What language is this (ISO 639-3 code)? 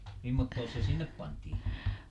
fin